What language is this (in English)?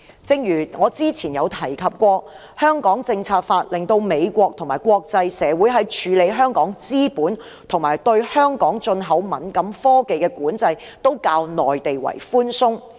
Cantonese